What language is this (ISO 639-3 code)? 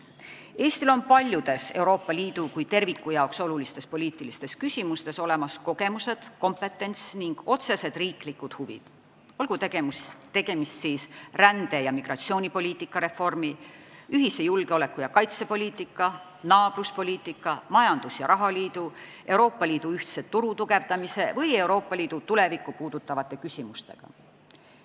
est